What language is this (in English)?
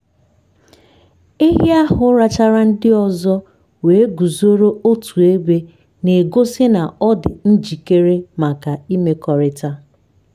Igbo